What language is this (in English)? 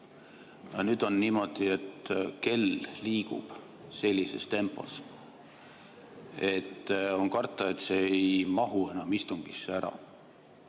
Estonian